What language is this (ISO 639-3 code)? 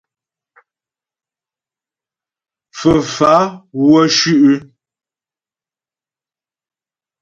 bbj